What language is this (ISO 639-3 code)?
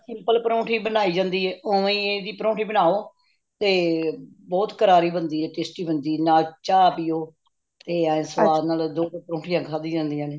pan